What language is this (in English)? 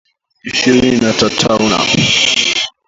Swahili